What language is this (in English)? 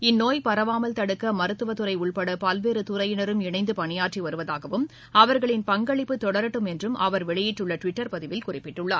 Tamil